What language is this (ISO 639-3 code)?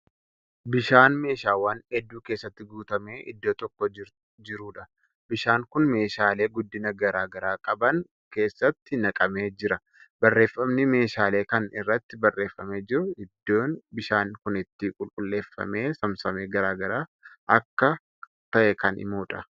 orm